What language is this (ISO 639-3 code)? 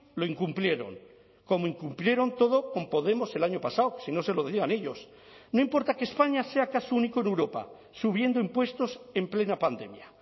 spa